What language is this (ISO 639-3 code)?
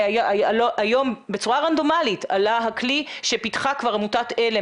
heb